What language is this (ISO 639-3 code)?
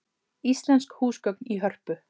isl